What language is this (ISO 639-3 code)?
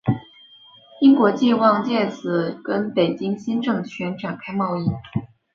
zho